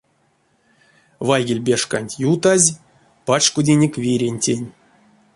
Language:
Erzya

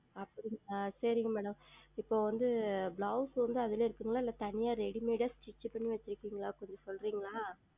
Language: Tamil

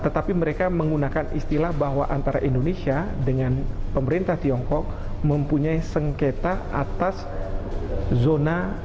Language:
Indonesian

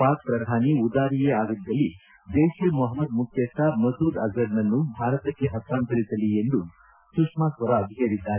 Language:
Kannada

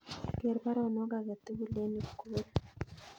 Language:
Kalenjin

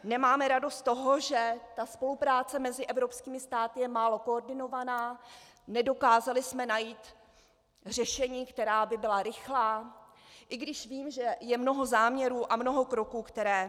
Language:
Czech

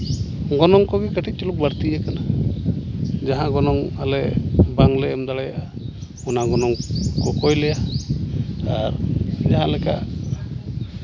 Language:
Santali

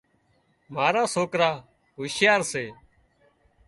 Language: Wadiyara Koli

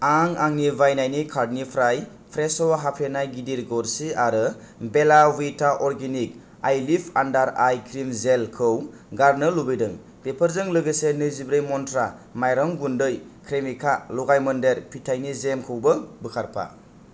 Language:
Bodo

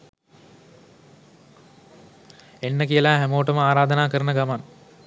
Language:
Sinhala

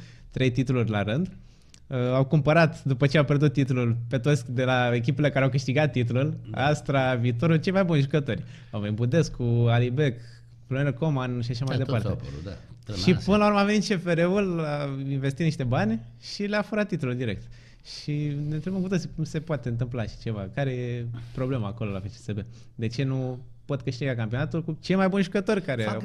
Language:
Romanian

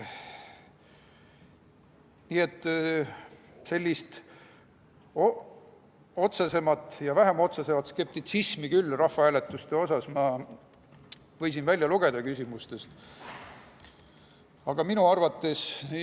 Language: Estonian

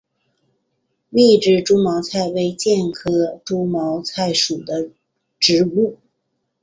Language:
Chinese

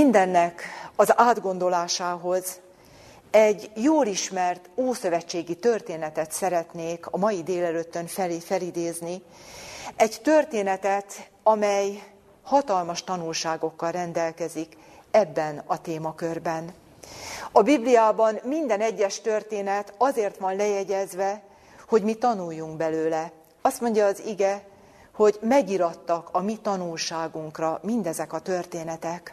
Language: Hungarian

